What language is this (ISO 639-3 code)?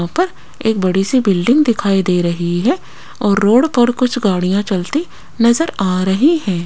hin